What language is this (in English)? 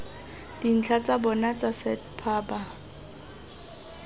Tswana